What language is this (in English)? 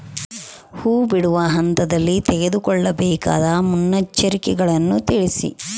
Kannada